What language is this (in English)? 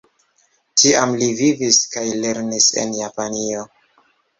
Esperanto